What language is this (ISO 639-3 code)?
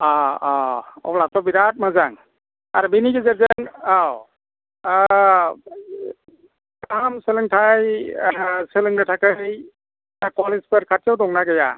brx